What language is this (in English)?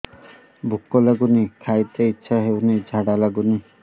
Odia